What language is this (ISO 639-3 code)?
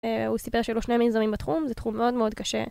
heb